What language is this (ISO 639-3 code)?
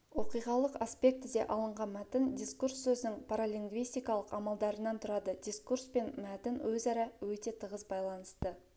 kaz